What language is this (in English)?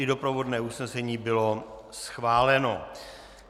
Czech